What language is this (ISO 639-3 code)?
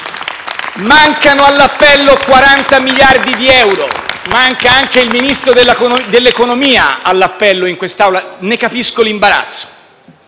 ita